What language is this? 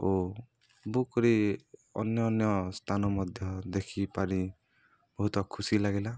Odia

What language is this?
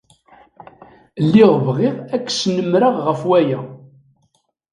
Kabyle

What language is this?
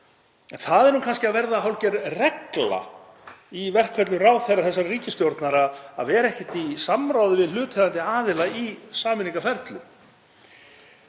Icelandic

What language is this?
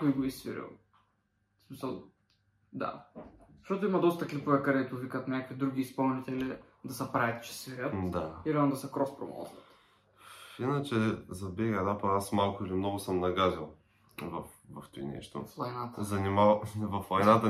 Bulgarian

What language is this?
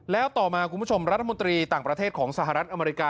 Thai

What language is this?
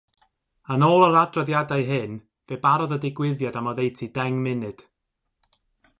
Welsh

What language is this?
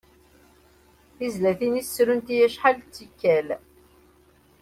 Kabyle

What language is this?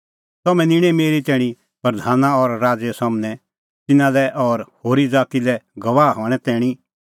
Kullu Pahari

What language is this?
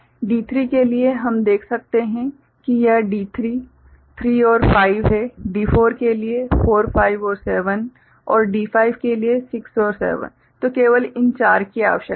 Hindi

